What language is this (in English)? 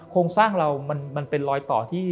Thai